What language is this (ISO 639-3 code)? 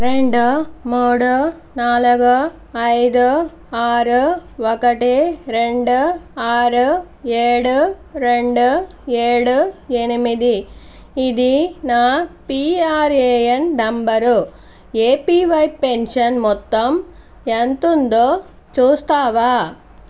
tel